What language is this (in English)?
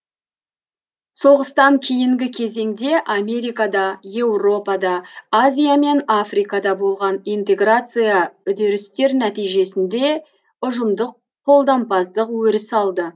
Kazakh